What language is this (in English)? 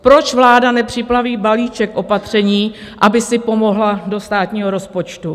Czech